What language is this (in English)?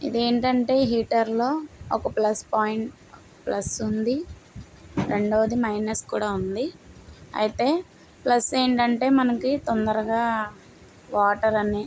Telugu